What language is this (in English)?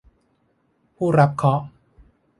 Thai